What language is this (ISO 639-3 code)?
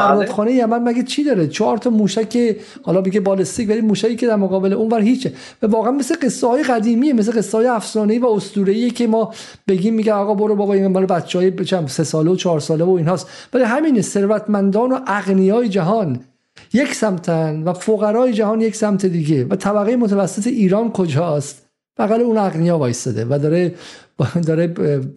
fas